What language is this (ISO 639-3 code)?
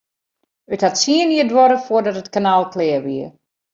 fry